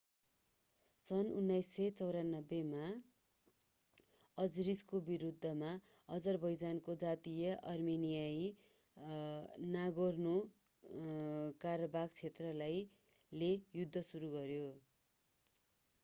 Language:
Nepali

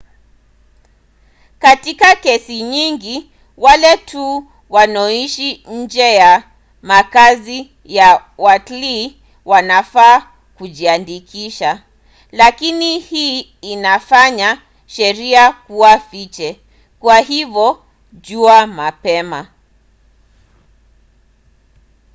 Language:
Swahili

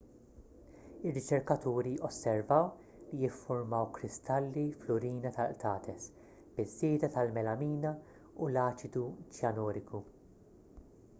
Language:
Maltese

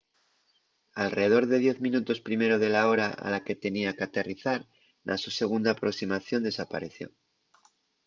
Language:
Asturian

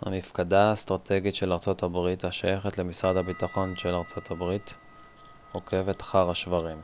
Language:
Hebrew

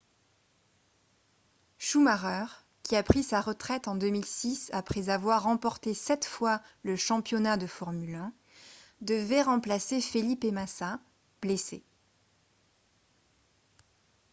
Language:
French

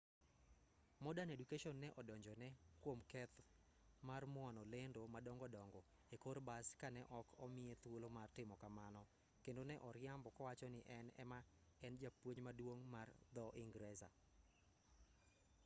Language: Luo (Kenya and Tanzania)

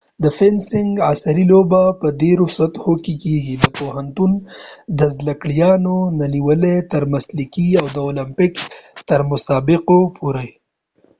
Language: Pashto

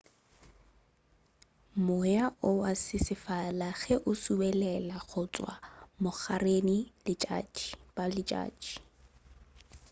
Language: Northern Sotho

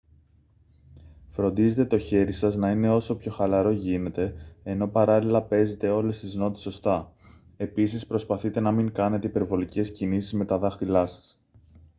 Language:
Greek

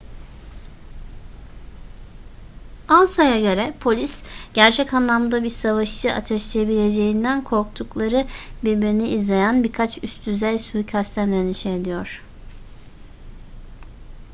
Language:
Turkish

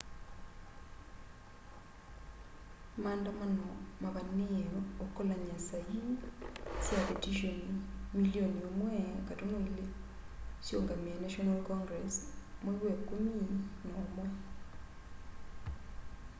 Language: Kamba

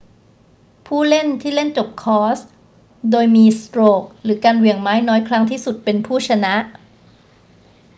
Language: Thai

